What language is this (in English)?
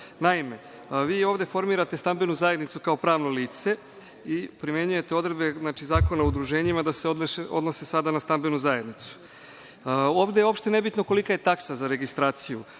Serbian